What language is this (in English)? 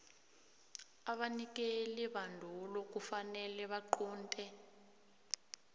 South Ndebele